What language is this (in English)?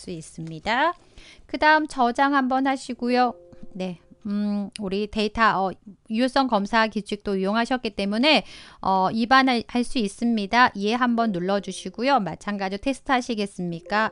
Korean